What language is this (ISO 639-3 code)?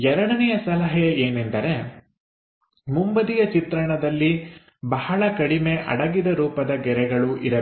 kan